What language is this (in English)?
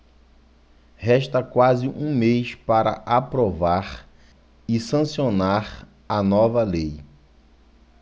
Portuguese